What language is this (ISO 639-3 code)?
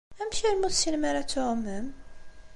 kab